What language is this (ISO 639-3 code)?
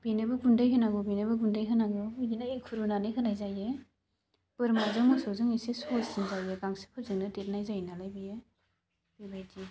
brx